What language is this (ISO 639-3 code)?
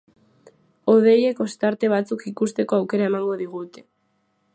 eus